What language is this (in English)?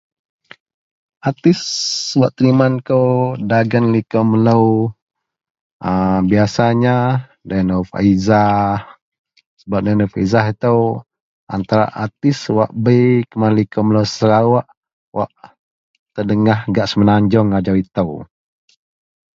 Central Melanau